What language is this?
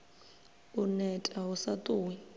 Venda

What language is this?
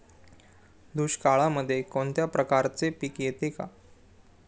Marathi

